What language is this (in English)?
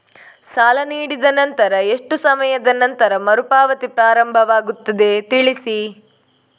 Kannada